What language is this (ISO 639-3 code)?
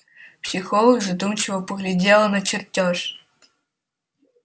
rus